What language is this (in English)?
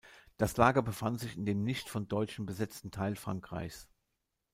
German